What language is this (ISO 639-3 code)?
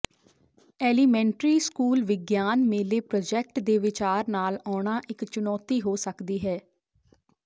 pan